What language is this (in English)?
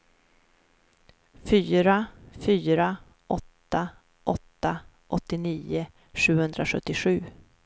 Swedish